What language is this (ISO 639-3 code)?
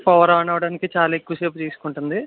tel